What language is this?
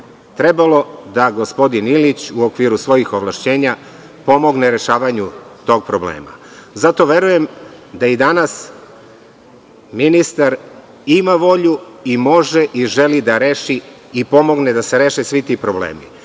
Serbian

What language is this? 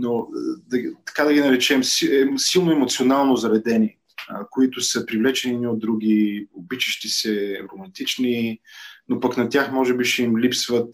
Bulgarian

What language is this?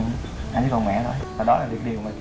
Vietnamese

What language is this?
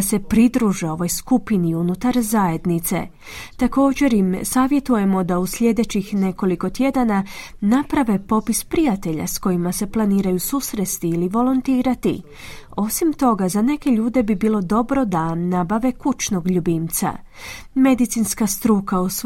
Croatian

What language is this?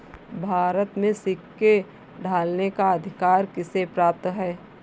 Hindi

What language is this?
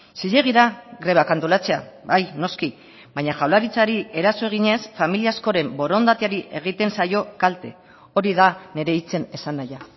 Basque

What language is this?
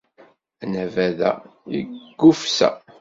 Kabyle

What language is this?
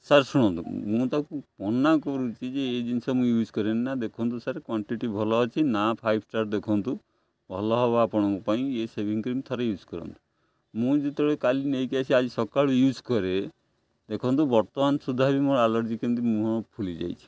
Odia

